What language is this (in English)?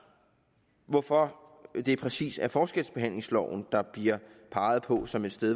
Danish